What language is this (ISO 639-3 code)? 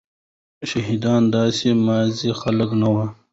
pus